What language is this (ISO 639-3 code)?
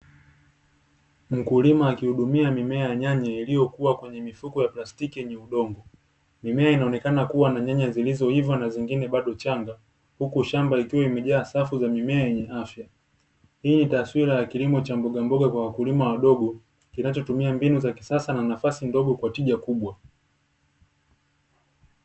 swa